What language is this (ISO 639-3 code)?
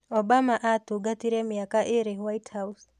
kik